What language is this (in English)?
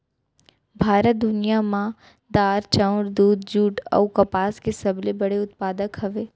Chhattisgarhi